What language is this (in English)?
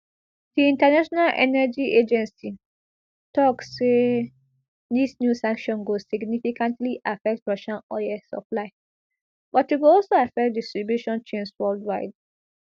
Nigerian Pidgin